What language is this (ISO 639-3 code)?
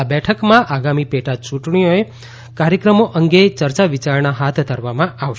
guj